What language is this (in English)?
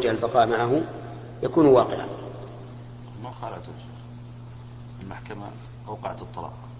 Arabic